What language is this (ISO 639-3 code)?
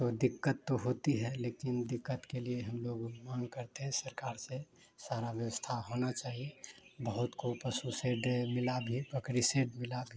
hin